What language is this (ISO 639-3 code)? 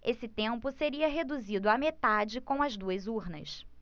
por